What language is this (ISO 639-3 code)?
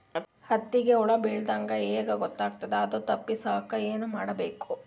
kan